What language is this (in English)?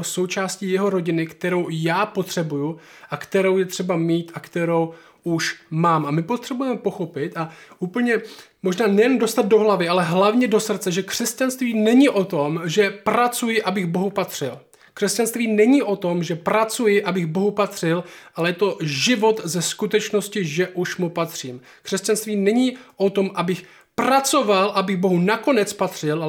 Czech